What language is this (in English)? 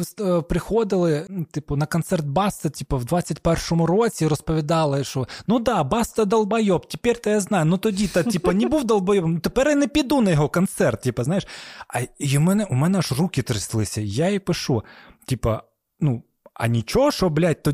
Ukrainian